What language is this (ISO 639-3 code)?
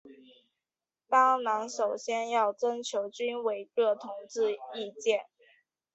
zho